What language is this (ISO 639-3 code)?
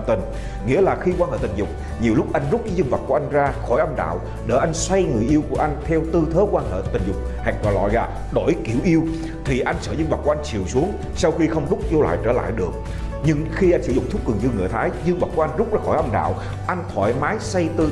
vie